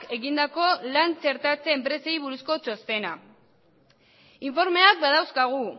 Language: Basque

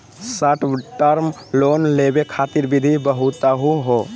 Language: Magahi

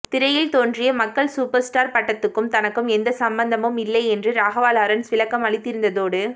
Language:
Tamil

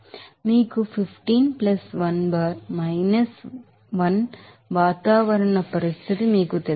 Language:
Telugu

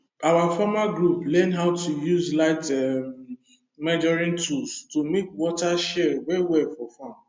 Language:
Nigerian Pidgin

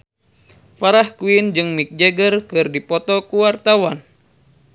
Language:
Sundanese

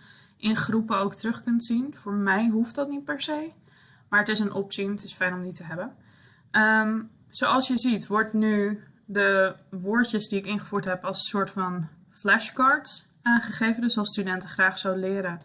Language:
Dutch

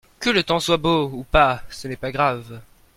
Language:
French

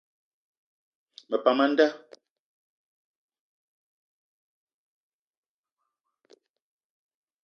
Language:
Eton (Cameroon)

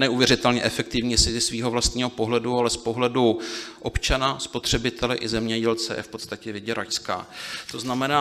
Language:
Czech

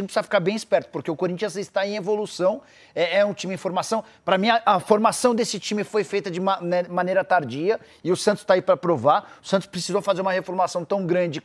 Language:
Portuguese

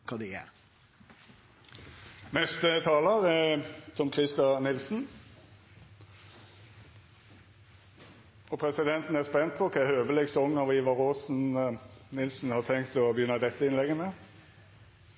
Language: Norwegian Nynorsk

